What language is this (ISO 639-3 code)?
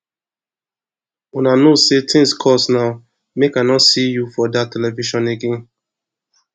pcm